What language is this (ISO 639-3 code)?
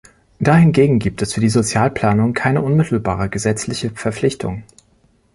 deu